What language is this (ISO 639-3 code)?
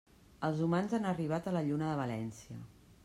cat